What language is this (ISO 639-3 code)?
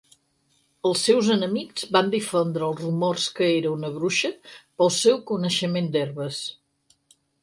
cat